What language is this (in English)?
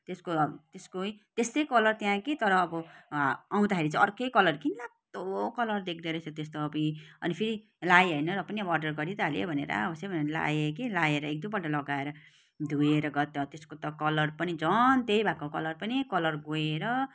Nepali